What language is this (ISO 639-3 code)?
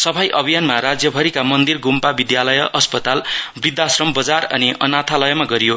nep